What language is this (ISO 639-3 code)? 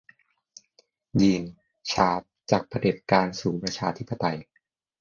tha